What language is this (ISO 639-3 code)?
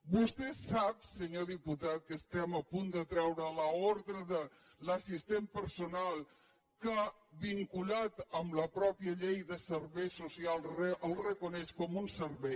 cat